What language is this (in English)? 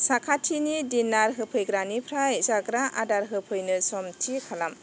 Bodo